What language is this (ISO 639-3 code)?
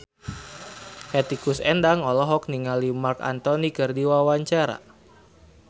sun